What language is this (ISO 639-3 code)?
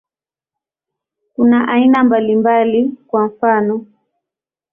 swa